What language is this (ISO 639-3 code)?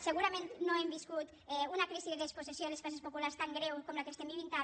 cat